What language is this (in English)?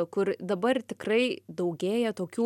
Lithuanian